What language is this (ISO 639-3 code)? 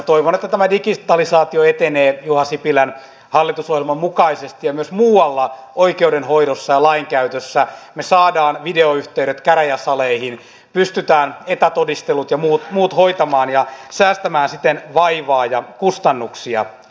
fin